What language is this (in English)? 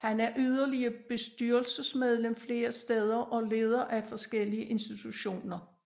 Danish